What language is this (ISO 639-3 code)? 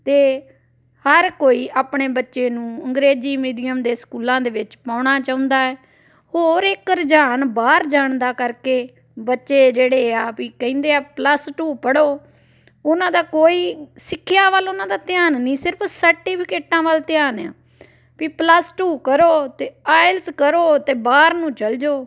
pan